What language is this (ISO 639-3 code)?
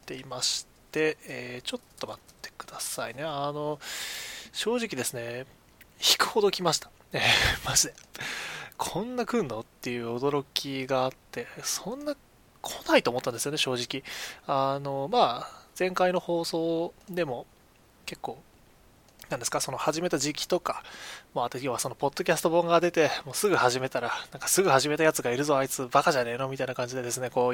jpn